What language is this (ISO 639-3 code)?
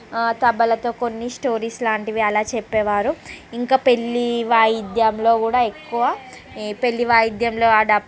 tel